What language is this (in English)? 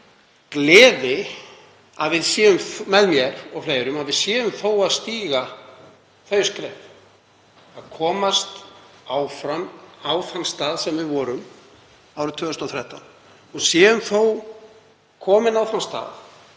Icelandic